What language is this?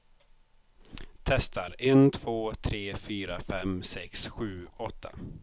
Swedish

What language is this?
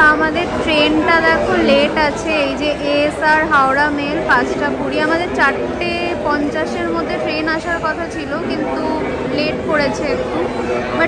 Bangla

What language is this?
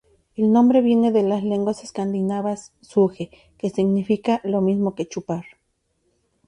Spanish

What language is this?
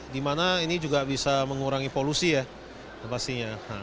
Indonesian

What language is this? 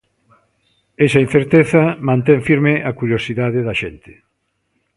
Galician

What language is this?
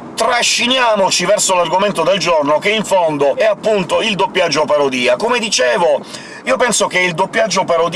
Italian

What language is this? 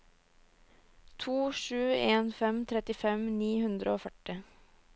Norwegian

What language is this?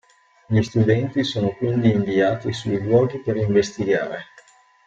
Italian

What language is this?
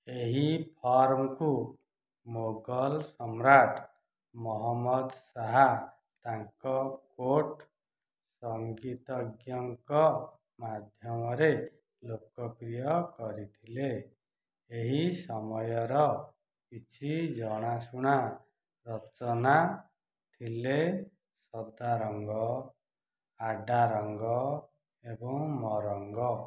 Odia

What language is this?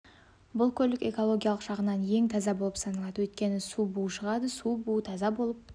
Kazakh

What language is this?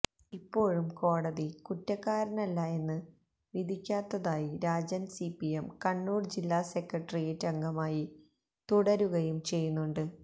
Malayalam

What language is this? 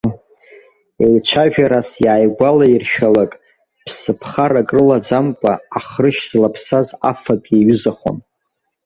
Abkhazian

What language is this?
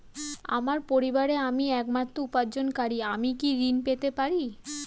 Bangla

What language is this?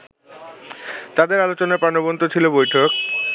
Bangla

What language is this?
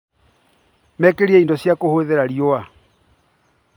Kikuyu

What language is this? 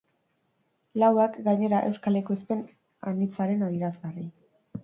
Basque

